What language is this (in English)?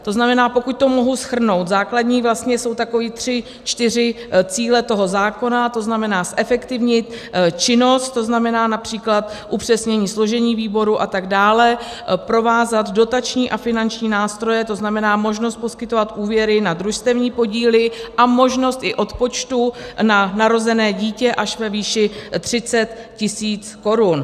Czech